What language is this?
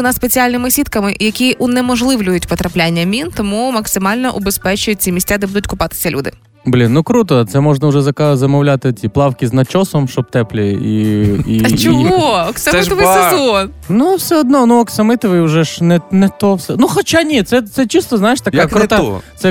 Ukrainian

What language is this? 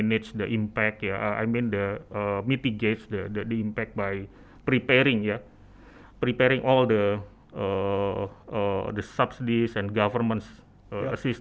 Indonesian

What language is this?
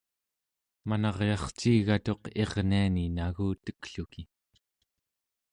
Central Yupik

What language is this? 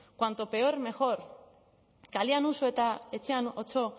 Basque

